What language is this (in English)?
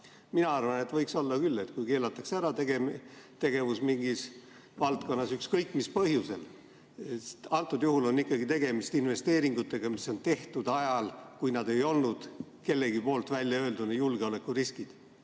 Estonian